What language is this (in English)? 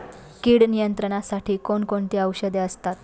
Marathi